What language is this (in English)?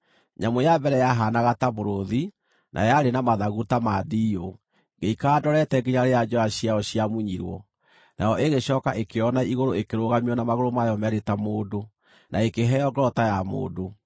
Kikuyu